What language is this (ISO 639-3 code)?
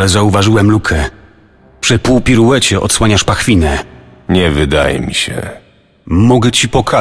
pol